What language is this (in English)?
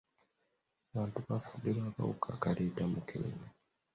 Ganda